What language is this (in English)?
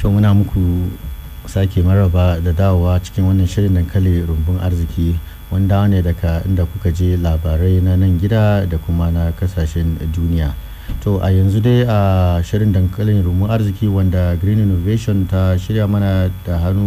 Swahili